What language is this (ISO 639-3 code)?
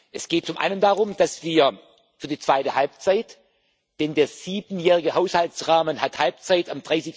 deu